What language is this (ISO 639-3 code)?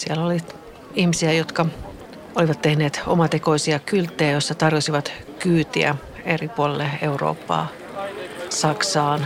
fin